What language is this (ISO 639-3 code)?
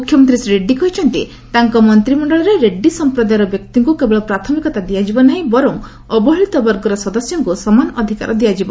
ori